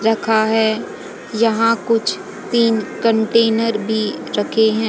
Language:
Hindi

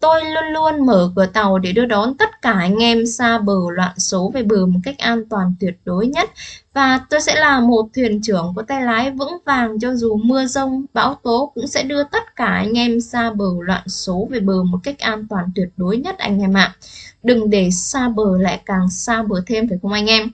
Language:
Vietnamese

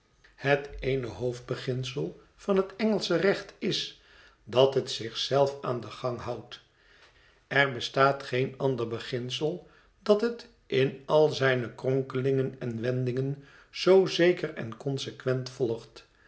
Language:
Dutch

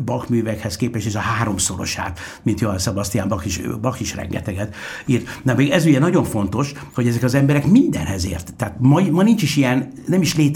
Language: Hungarian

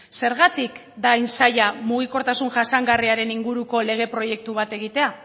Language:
Basque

